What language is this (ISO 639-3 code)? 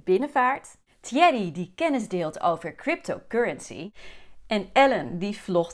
nld